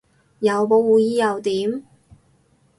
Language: Cantonese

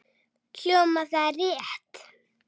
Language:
Icelandic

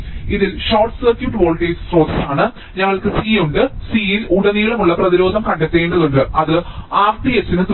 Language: Malayalam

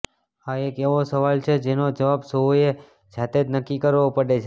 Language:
Gujarati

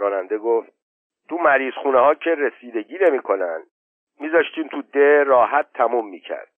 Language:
Persian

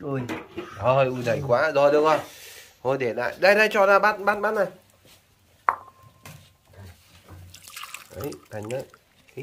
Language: Vietnamese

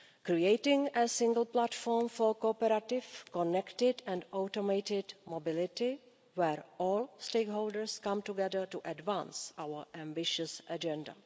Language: English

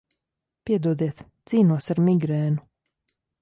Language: Latvian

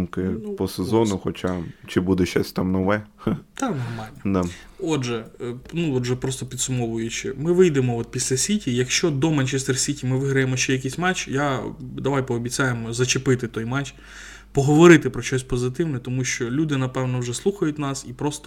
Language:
Ukrainian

